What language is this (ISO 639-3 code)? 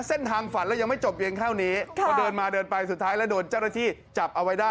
tha